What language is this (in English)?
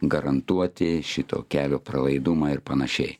Lithuanian